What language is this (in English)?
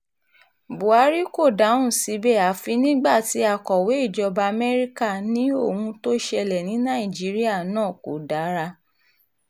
Yoruba